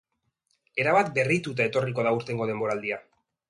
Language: Basque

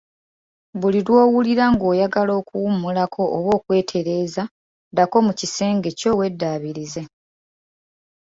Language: Ganda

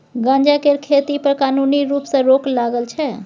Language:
Maithili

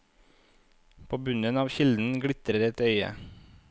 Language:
Norwegian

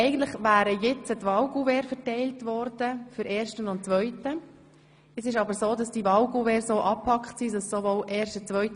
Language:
Swiss German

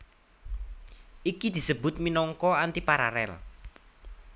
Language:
Javanese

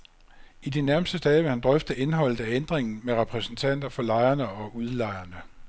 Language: Danish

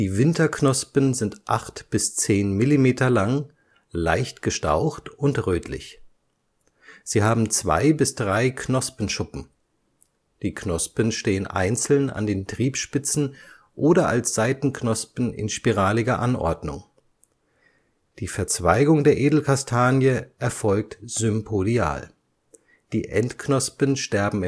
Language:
German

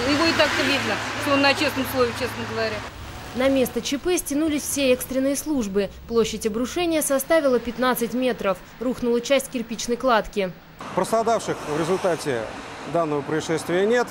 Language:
Russian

